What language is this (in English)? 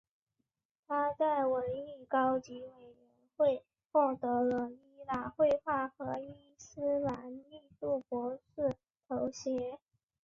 Chinese